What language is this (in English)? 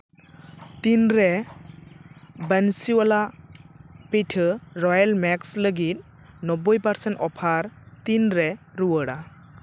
Santali